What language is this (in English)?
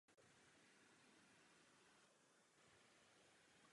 Czech